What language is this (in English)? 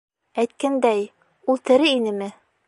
Bashkir